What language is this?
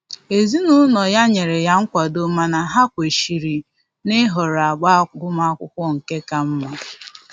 Igbo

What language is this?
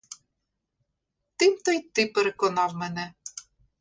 Ukrainian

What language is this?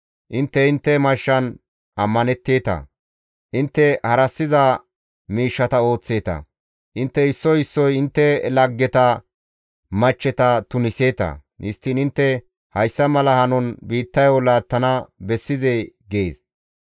Gamo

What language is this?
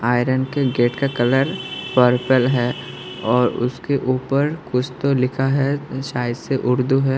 Hindi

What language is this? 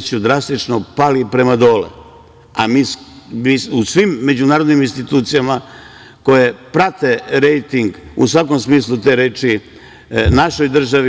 Serbian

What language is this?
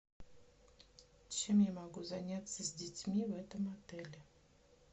Russian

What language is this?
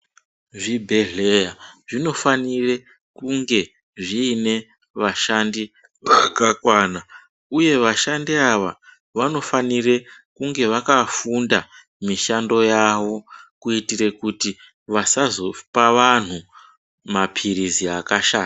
Ndau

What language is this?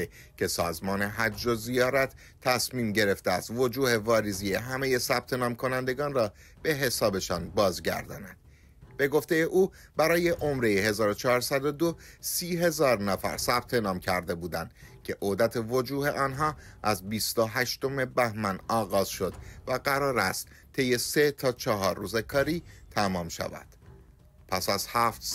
Persian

